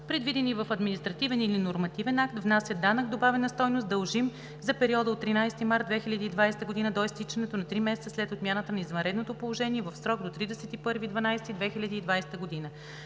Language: Bulgarian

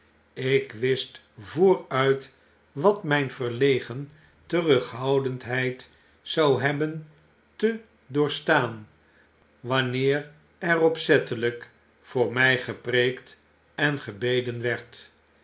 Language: Dutch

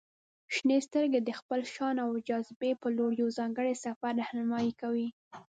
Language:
Pashto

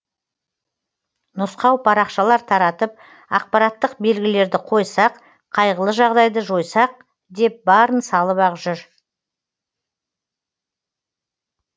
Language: Kazakh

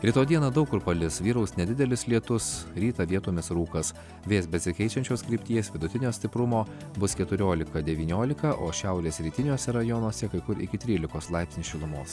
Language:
Lithuanian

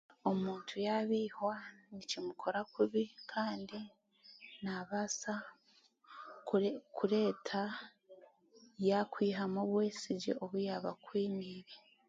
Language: Chiga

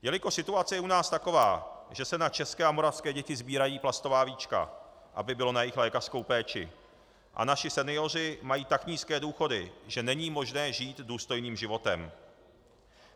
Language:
Czech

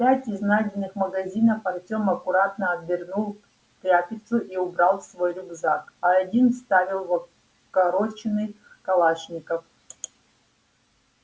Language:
Russian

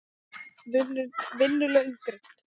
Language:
Icelandic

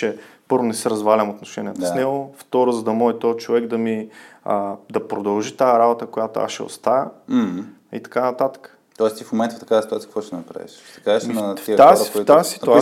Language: Bulgarian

